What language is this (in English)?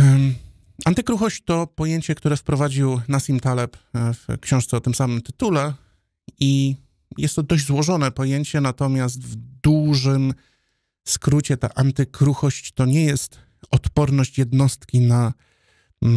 Polish